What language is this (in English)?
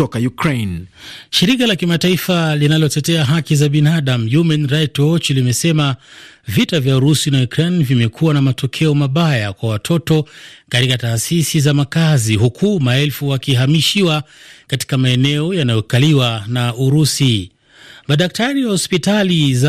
Swahili